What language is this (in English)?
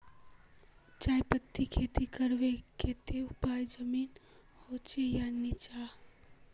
Magahi